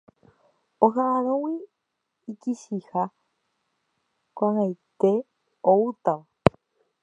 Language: Guarani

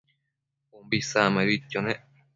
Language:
Matsés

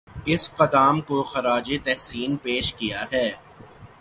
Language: Urdu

